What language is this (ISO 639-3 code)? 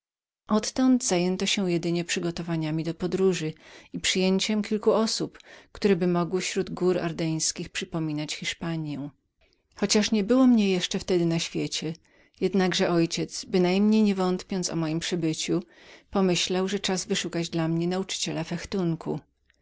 pol